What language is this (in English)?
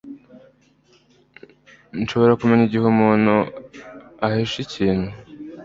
Kinyarwanda